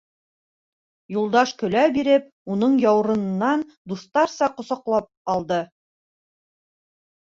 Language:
Bashkir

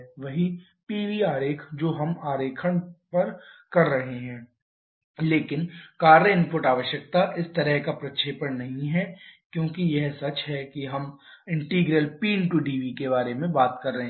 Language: Hindi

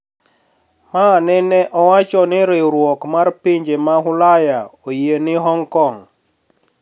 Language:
Luo (Kenya and Tanzania)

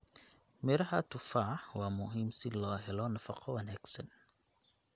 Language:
Somali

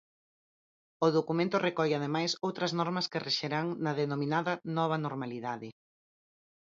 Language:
Galician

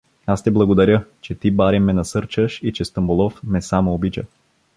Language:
Bulgarian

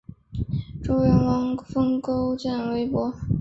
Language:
Chinese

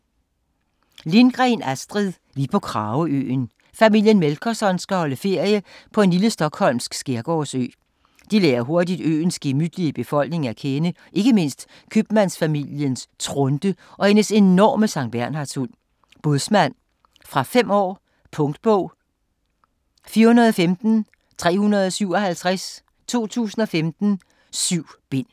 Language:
Danish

